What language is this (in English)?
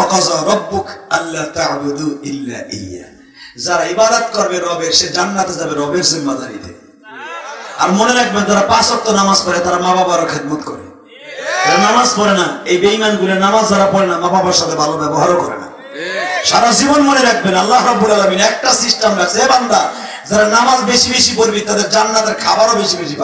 Turkish